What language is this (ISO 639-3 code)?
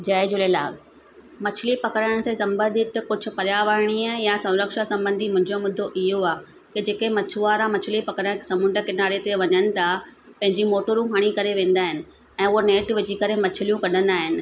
snd